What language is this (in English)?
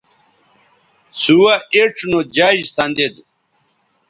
Bateri